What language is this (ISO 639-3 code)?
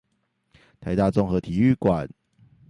zho